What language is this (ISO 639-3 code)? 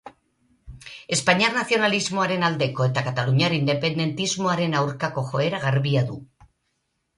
eus